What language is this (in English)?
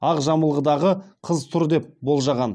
Kazakh